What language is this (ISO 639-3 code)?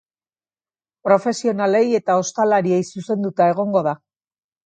eus